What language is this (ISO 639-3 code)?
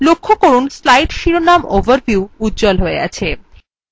ben